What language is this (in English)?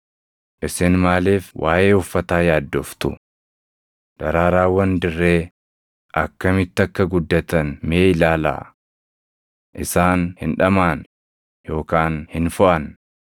Oromo